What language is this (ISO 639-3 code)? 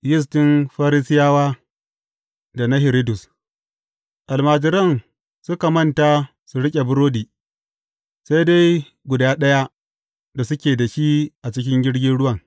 hau